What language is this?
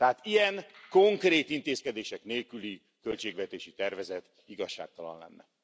Hungarian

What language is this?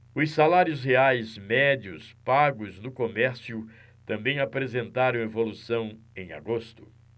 Portuguese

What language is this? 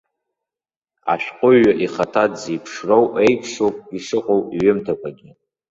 Abkhazian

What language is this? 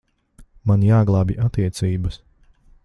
Latvian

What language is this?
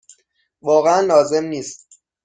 Persian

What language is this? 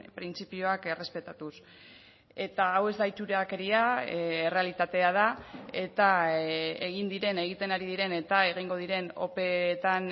Basque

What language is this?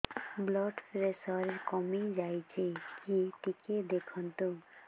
Odia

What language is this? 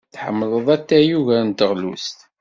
Kabyle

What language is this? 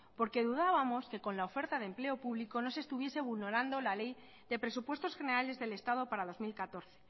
Spanish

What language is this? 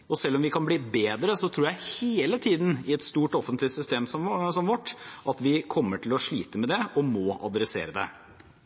Norwegian Bokmål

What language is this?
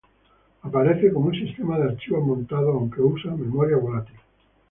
Spanish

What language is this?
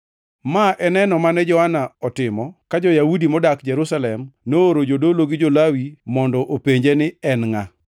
Luo (Kenya and Tanzania)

